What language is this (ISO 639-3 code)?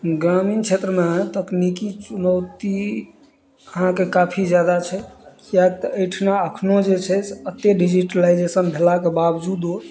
mai